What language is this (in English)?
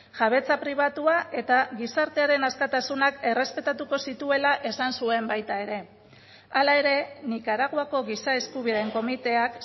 Basque